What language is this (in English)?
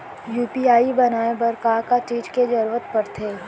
Chhattisgarhi